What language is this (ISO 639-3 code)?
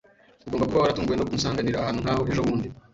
kin